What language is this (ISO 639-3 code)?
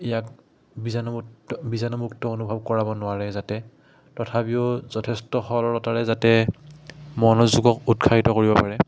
asm